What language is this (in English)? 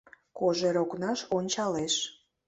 Mari